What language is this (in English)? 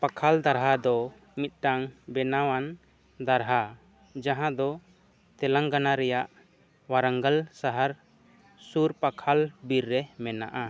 Santali